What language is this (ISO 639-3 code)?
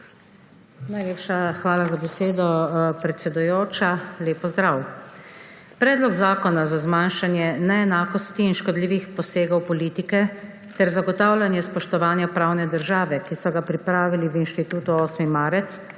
slv